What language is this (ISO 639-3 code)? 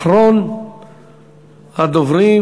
heb